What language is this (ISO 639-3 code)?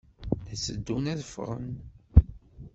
kab